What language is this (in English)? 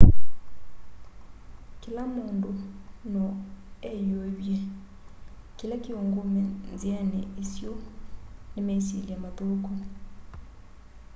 Kamba